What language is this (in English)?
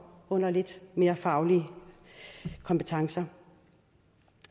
Danish